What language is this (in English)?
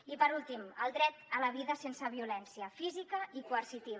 Catalan